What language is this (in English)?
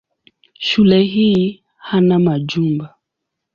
Swahili